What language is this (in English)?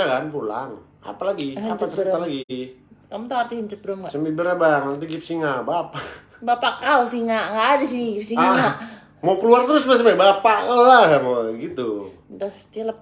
Indonesian